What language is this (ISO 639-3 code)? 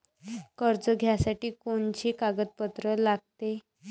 mar